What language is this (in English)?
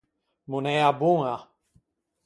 Ligurian